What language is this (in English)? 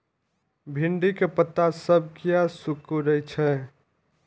Maithili